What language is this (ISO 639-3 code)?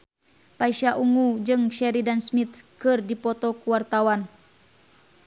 sun